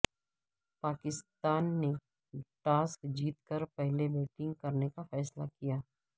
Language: Urdu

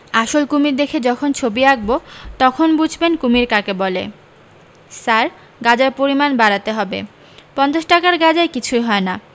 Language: Bangla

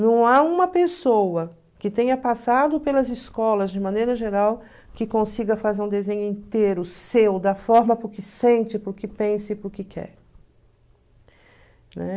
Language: Portuguese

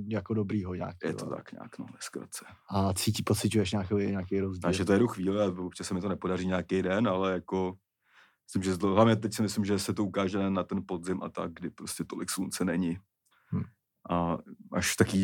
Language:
Czech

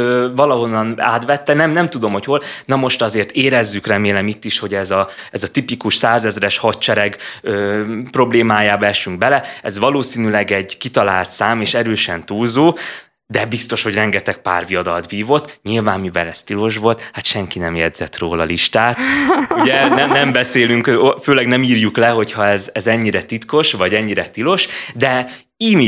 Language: Hungarian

